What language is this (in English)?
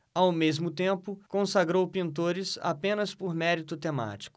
Portuguese